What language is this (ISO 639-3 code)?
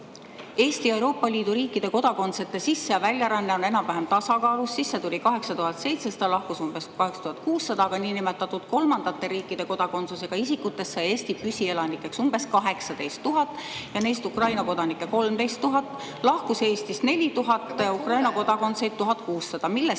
est